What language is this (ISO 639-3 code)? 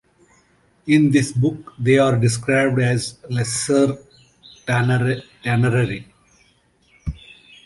eng